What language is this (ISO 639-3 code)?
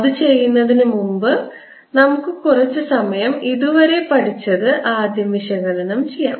mal